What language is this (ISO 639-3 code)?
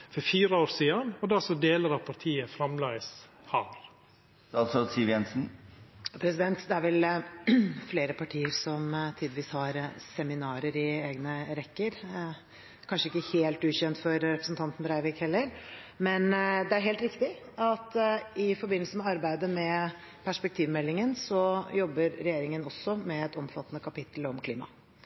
nor